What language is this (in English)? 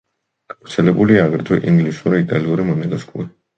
Georgian